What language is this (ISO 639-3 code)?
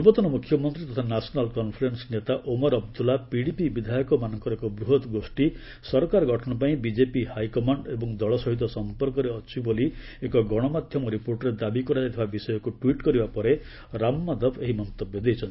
ori